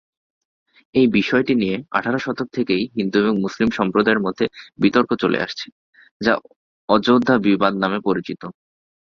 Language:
Bangla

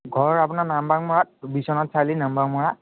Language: Assamese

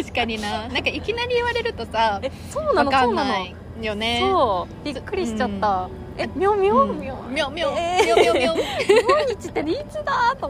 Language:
Japanese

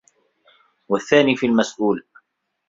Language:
Arabic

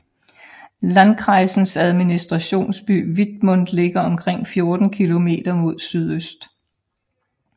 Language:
Danish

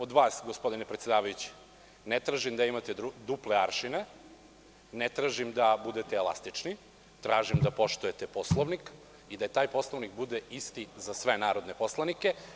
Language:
Serbian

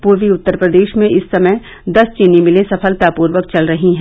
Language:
Hindi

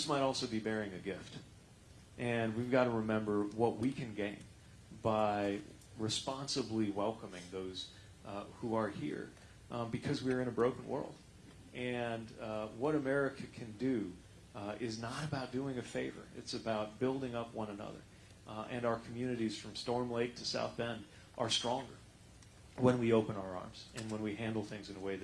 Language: English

